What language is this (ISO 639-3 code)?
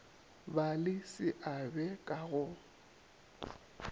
nso